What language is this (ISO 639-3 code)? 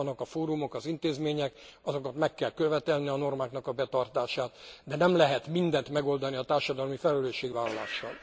hun